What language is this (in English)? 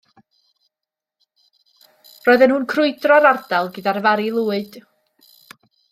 Welsh